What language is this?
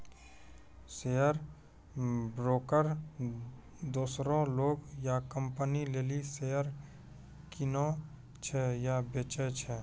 Maithili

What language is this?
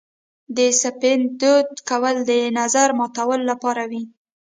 Pashto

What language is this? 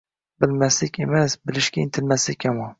Uzbek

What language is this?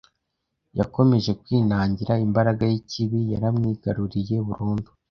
Kinyarwanda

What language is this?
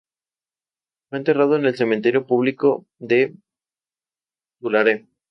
Spanish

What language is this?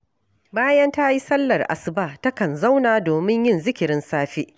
Hausa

